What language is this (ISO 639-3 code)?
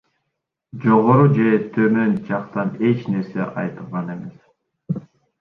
kir